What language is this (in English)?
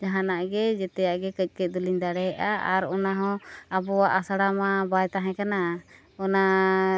Santali